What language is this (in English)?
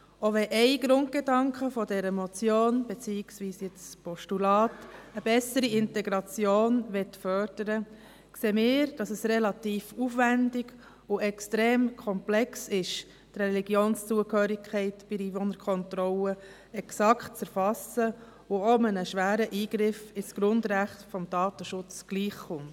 Swiss German